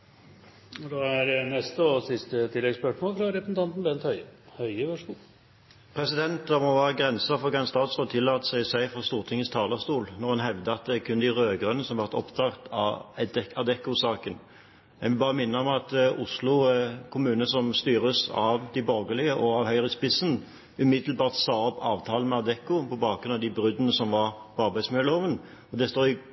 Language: Norwegian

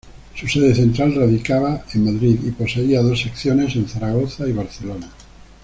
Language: Spanish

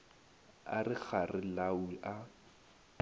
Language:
Northern Sotho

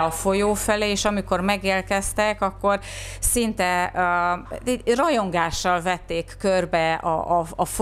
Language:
Hungarian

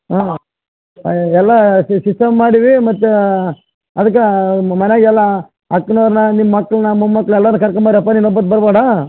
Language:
Kannada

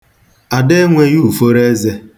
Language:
Igbo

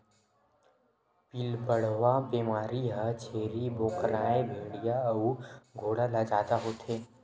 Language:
Chhattisgarhi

